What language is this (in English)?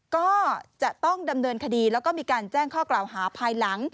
Thai